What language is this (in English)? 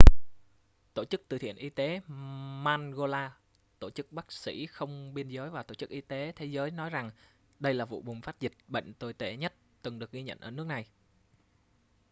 Vietnamese